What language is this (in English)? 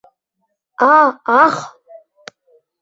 Mari